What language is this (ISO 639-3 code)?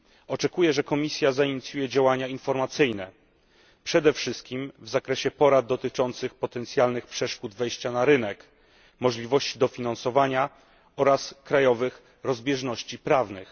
pol